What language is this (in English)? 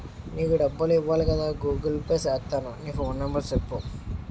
Telugu